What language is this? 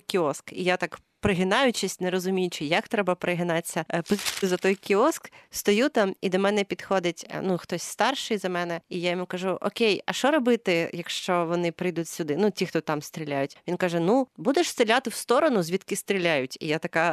Ukrainian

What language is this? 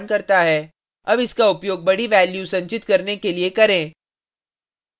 Hindi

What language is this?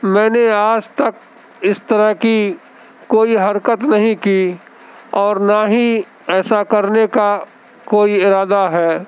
Urdu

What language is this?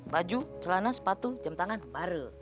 Indonesian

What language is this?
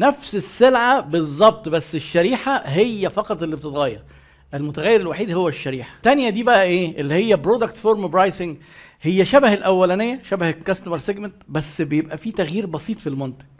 Arabic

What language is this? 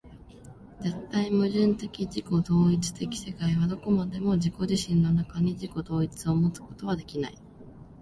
Japanese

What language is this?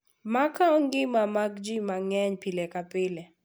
Luo (Kenya and Tanzania)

